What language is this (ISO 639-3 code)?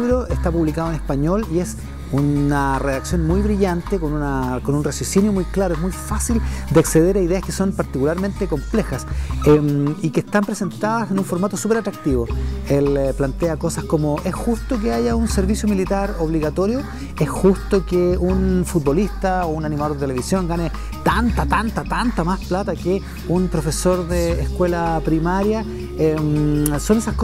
spa